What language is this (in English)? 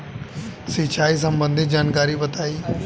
Bhojpuri